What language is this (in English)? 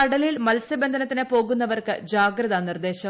Malayalam